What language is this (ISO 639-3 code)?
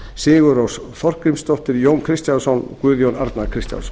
isl